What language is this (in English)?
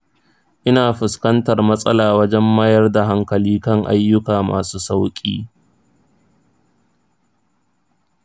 Hausa